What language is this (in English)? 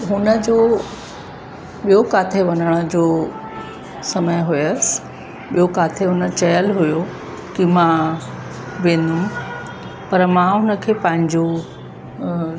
Sindhi